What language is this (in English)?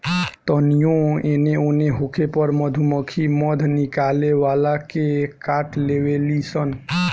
Bhojpuri